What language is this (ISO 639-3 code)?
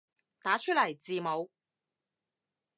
yue